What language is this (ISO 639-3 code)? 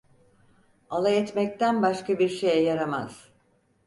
tur